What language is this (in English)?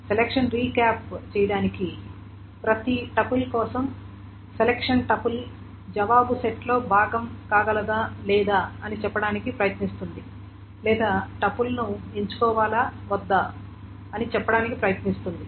Telugu